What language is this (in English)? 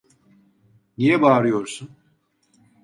Turkish